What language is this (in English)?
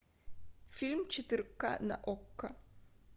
Russian